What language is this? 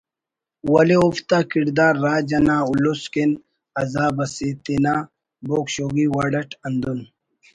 Brahui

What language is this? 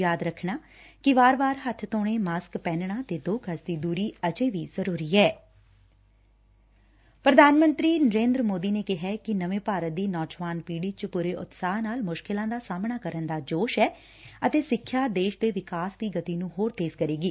Punjabi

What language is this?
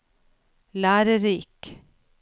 Norwegian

